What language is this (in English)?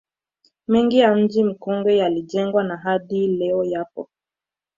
Swahili